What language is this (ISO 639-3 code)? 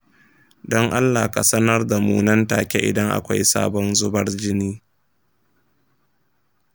hau